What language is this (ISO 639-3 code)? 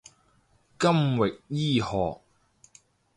yue